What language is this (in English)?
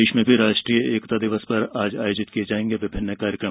Hindi